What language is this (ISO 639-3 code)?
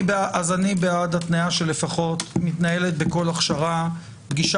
heb